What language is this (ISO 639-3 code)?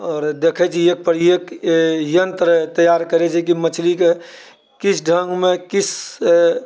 mai